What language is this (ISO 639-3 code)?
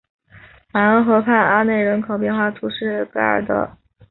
zho